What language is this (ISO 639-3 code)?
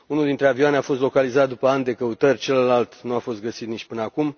ron